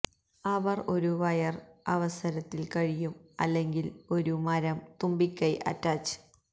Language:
Malayalam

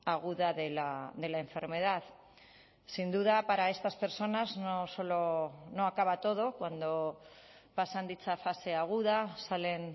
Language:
Spanish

